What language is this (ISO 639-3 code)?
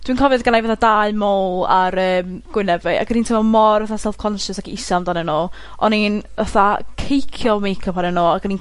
cym